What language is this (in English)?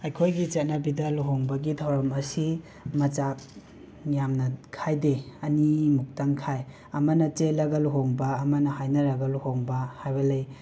Manipuri